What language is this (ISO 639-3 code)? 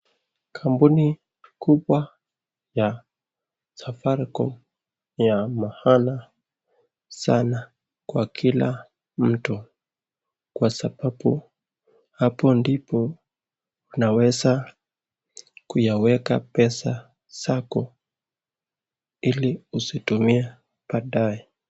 swa